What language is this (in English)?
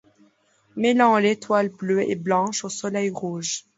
French